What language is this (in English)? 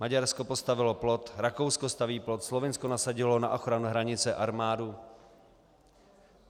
Czech